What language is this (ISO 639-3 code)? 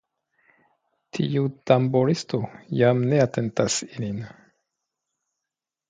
epo